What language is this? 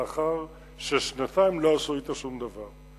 Hebrew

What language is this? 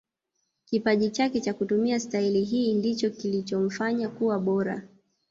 Swahili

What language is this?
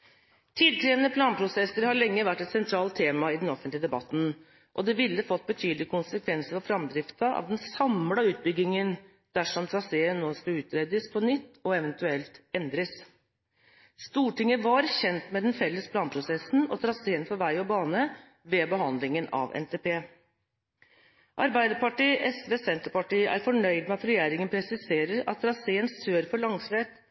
Norwegian Bokmål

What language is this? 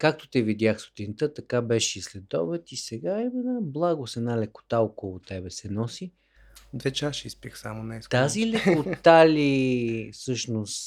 Bulgarian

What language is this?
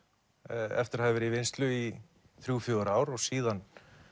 Icelandic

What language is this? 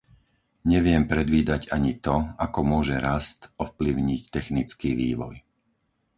Slovak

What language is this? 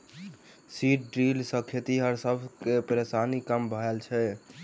Maithili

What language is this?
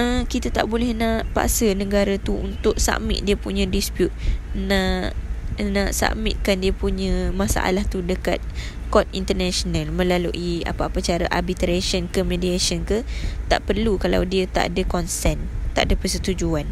Malay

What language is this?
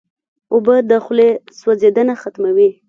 Pashto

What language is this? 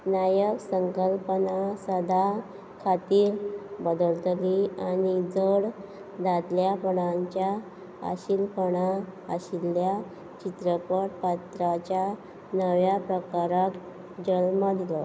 Konkani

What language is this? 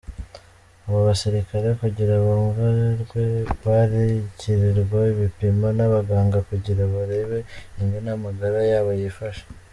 Kinyarwanda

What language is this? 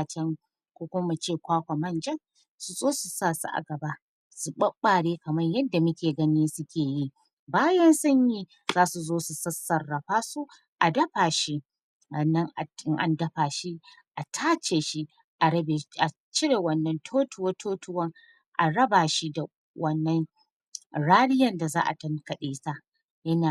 Hausa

